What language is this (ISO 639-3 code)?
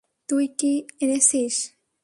ben